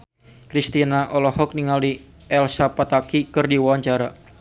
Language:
Sundanese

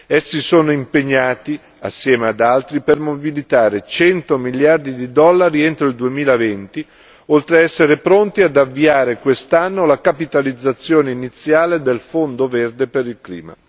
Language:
Italian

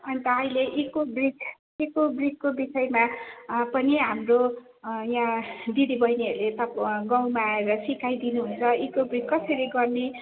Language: Nepali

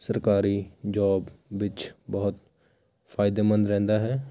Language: Punjabi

